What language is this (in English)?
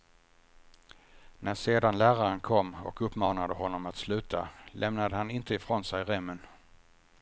Swedish